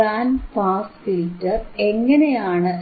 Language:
Malayalam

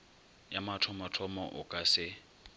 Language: Northern Sotho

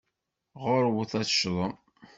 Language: Kabyle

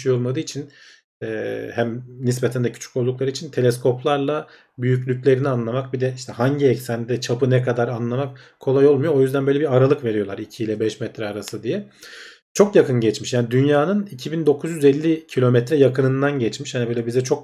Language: Turkish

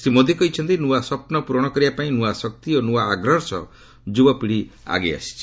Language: Odia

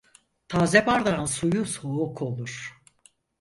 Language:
Turkish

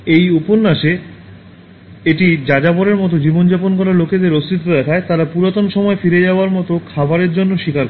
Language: Bangla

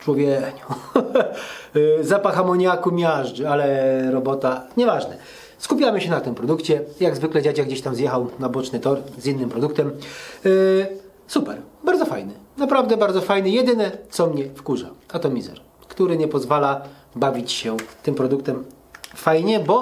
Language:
Polish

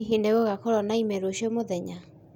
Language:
Kikuyu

